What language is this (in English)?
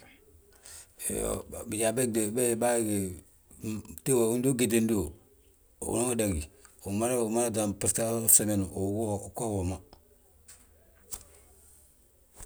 Balanta-Ganja